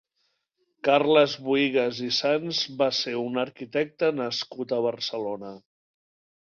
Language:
Catalan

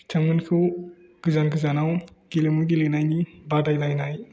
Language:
Bodo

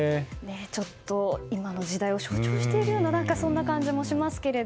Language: Japanese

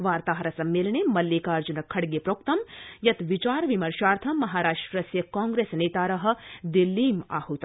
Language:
Sanskrit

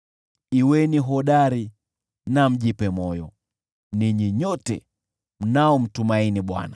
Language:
Swahili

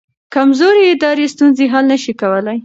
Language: Pashto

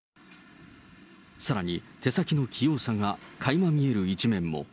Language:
Japanese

